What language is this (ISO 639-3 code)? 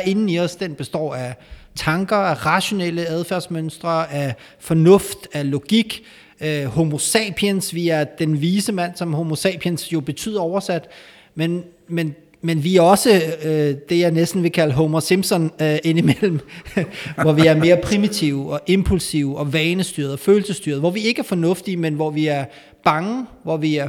dan